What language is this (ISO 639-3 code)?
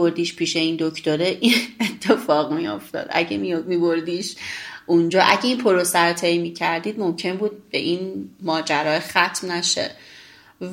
fas